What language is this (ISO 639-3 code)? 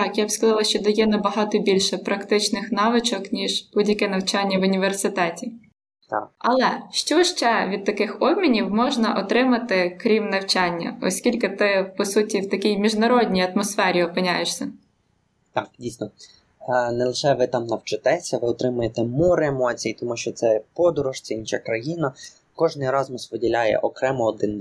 ukr